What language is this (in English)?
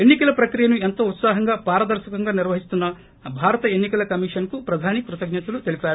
Telugu